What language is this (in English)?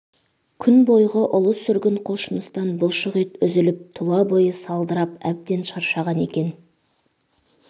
Kazakh